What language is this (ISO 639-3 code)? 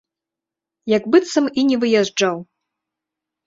bel